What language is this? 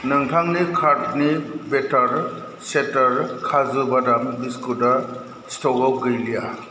Bodo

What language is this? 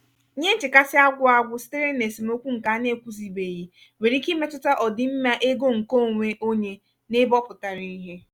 Igbo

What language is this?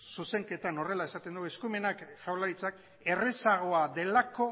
Basque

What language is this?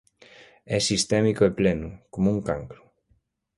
Galician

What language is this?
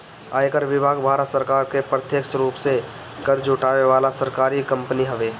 Bhojpuri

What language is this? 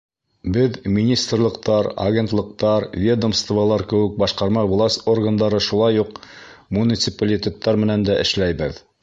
Bashkir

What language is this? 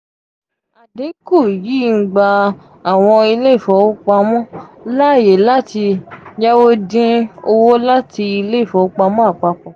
Yoruba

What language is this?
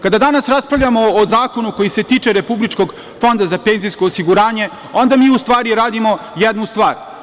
Serbian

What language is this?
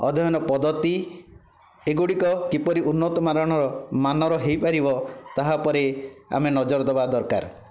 Odia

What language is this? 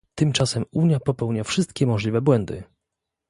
Polish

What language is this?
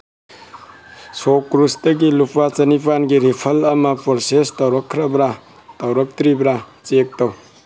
Manipuri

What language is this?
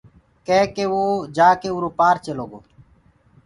Gurgula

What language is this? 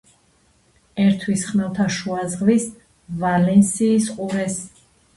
Georgian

